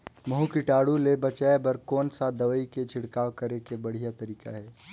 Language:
Chhattisgarhi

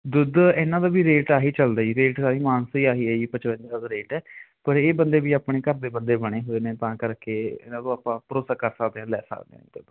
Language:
Punjabi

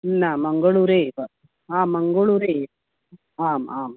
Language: Sanskrit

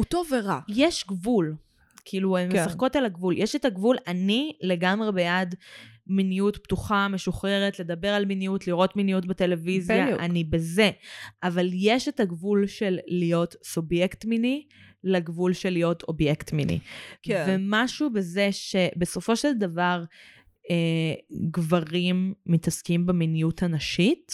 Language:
Hebrew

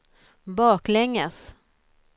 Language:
Swedish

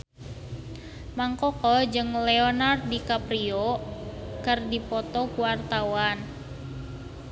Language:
Sundanese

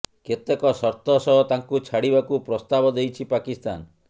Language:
Odia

